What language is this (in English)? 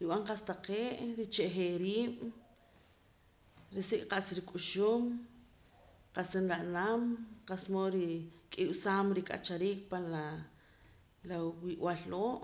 Poqomam